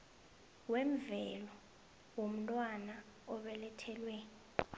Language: South Ndebele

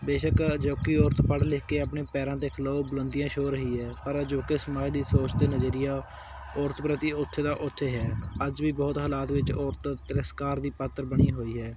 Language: Punjabi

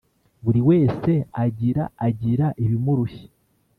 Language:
Kinyarwanda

